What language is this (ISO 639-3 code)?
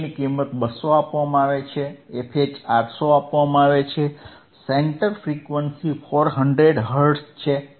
guj